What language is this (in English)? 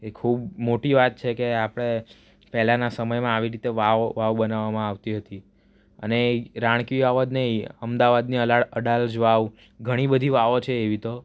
Gujarati